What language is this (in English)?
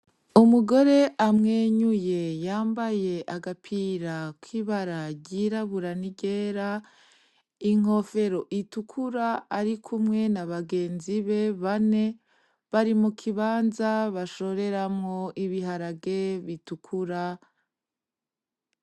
Rundi